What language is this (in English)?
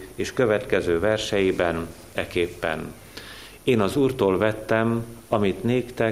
Hungarian